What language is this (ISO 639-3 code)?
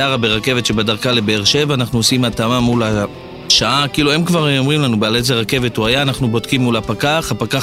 heb